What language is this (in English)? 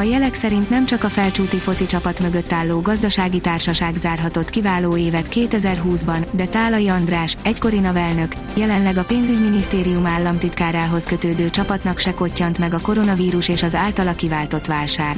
Hungarian